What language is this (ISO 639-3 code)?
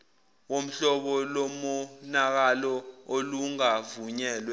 zul